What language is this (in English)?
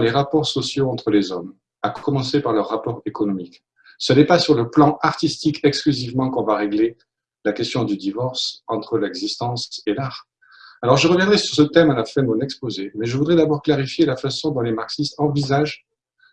French